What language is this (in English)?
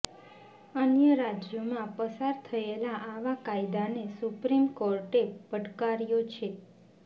Gujarati